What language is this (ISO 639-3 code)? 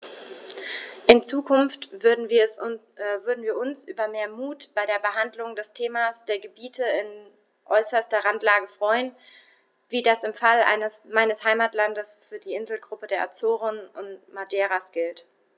deu